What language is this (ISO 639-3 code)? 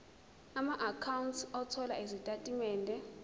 zul